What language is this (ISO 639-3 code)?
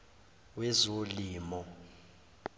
zul